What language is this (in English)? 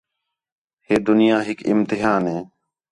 Khetrani